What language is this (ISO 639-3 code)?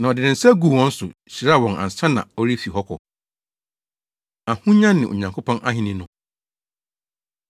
aka